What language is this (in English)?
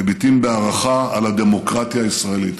Hebrew